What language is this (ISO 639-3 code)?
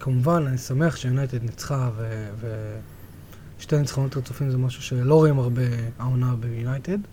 heb